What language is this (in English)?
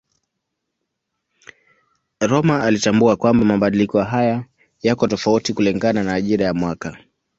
Swahili